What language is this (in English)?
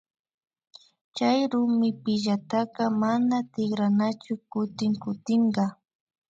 Imbabura Highland Quichua